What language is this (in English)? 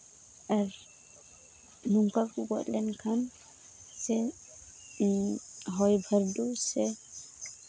Santali